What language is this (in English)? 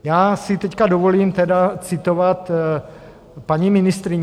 Czech